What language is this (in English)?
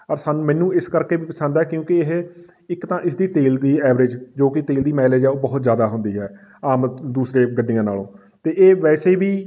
Punjabi